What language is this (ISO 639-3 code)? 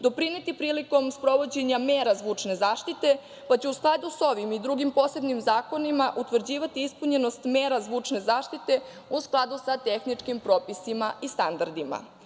srp